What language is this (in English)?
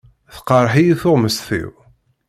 Kabyle